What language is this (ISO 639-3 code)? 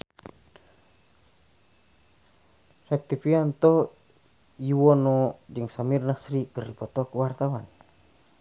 sun